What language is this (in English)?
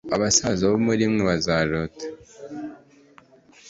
Kinyarwanda